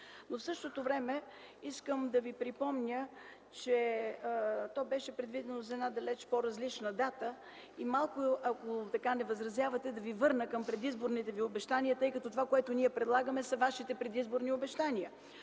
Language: Bulgarian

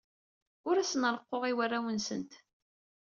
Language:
Kabyle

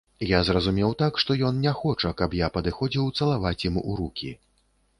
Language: Belarusian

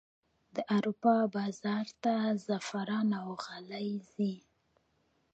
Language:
Pashto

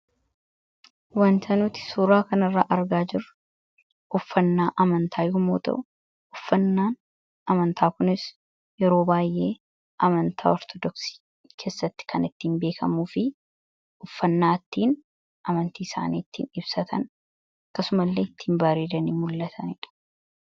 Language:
Oromo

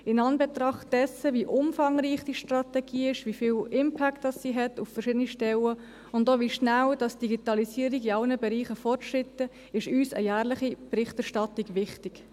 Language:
Swiss German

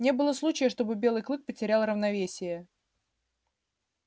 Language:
Russian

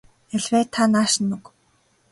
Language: Mongolian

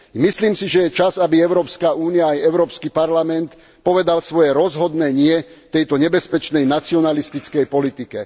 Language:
Slovak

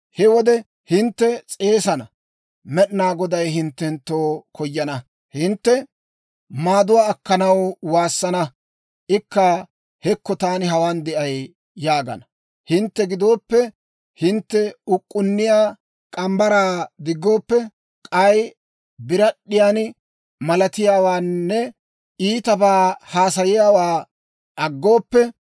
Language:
Dawro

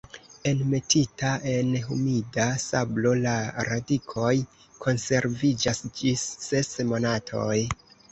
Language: Esperanto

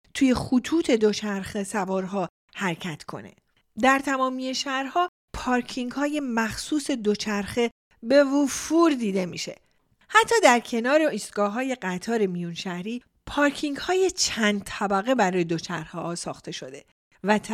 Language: Persian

